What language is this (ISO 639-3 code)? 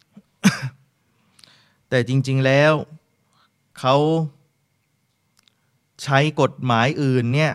tha